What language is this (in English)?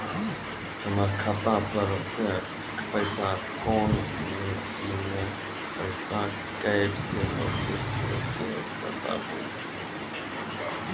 Maithili